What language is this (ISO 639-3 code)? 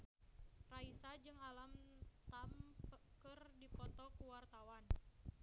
sun